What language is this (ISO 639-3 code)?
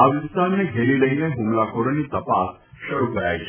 guj